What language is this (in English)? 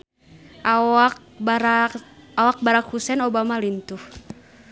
Sundanese